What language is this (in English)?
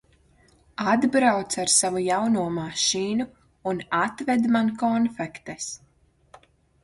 Latvian